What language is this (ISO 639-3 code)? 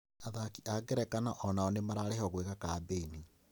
kik